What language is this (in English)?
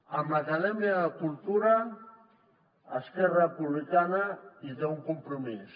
Catalan